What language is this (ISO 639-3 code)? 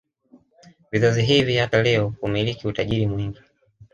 swa